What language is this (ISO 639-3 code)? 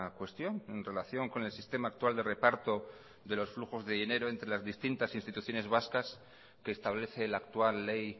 spa